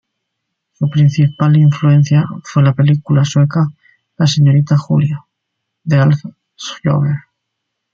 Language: Spanish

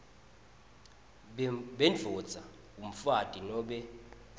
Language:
Swati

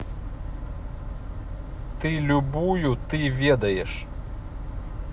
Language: Russian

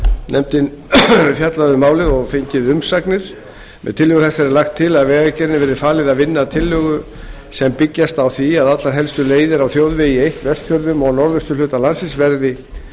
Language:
Icelandic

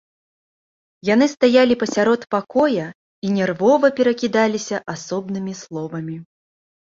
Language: Belarusian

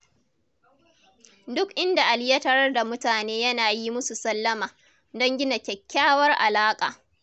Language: Hausa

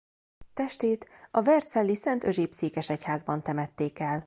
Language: Hungarian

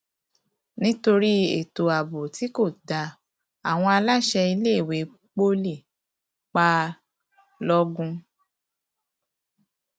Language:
Yoruba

